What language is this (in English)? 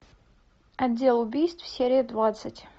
Russian